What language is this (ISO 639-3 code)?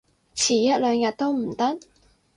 yue